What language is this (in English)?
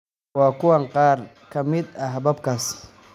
Somali